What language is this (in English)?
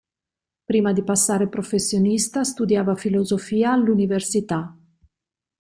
Italian